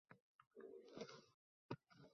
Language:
Uzbek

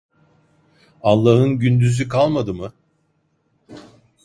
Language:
Turkish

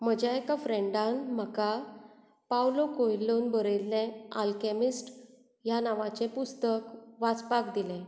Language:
Konkani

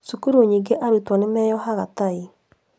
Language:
Kikuyu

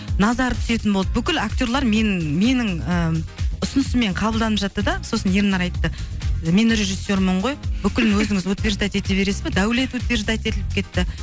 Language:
Kazakh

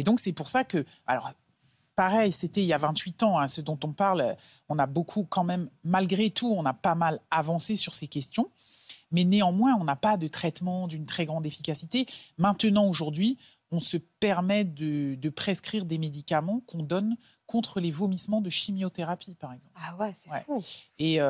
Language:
French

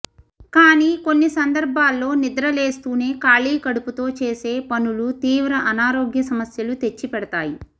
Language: Telugu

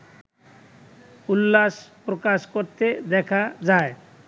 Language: Bangla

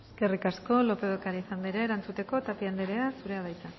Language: Basque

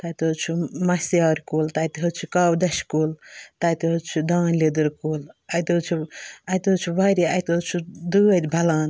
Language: Kashmiri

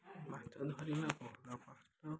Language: Odia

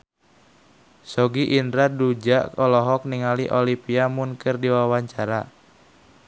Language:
Sundanese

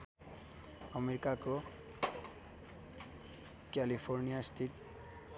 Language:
Nepali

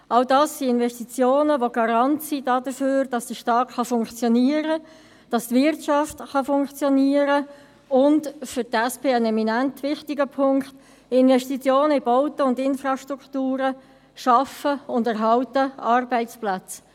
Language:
Swiss German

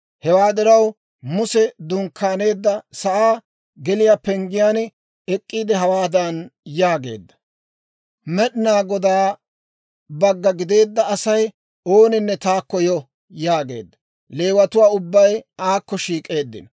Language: Dawro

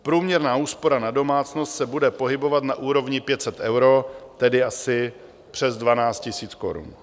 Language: Czech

